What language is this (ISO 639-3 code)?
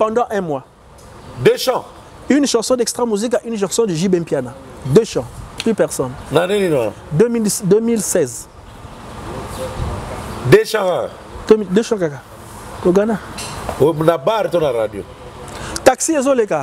fra